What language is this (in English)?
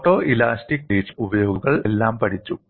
Malayalam